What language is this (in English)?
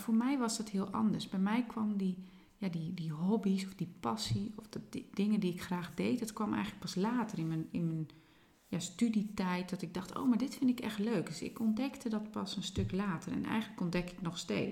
Dutch